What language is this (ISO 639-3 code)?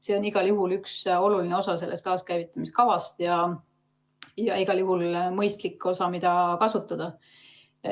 est